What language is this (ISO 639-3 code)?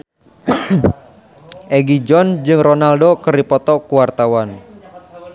sun